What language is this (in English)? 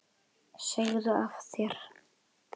Icelandic